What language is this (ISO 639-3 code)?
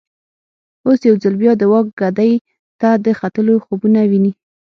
pus